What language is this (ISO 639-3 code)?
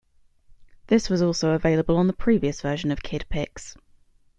eng